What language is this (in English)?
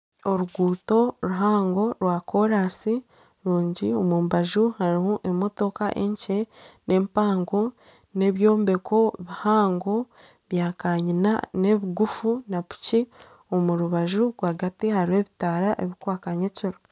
Nyankole